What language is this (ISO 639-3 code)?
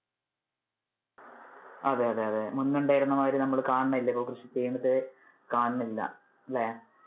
mal